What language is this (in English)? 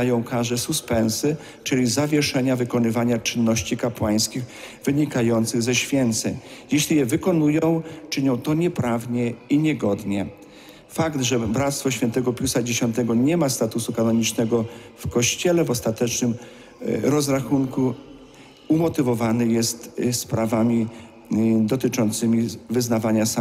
Polish